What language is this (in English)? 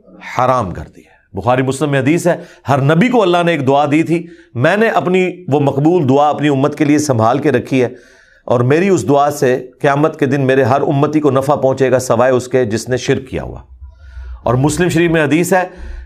Urdu